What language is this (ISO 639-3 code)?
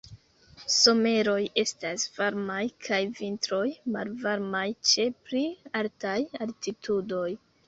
epo